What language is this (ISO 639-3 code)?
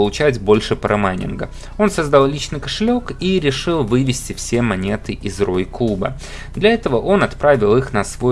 rus